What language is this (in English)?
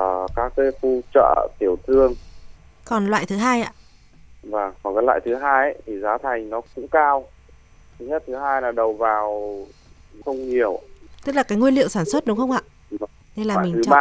Vietnamese